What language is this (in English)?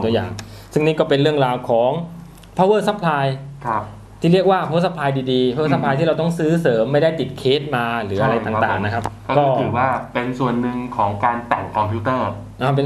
Thai